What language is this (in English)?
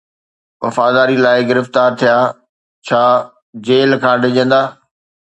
Sindhi